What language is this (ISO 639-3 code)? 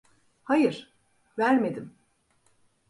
tur